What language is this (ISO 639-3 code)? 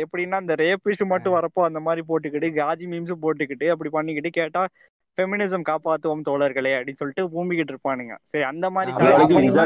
tam